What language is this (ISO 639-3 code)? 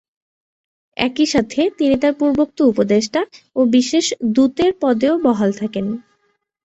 ben